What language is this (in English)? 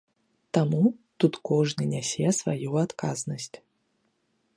Belarusian